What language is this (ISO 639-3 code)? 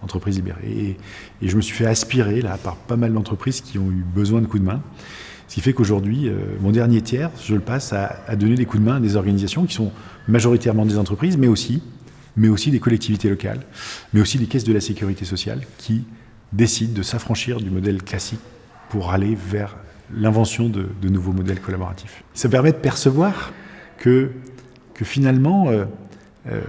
fra